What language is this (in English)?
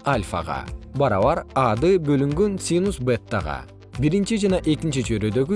Kyrgyz